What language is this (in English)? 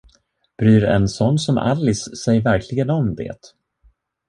Swedish